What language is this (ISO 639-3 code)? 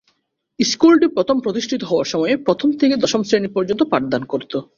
ben